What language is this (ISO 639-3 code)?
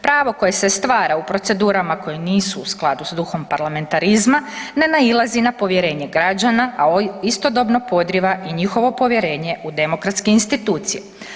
hrv